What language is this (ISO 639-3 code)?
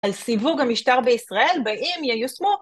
heb